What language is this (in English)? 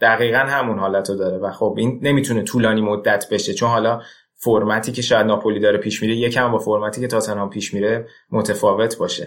Persian